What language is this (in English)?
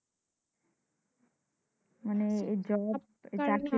Bangla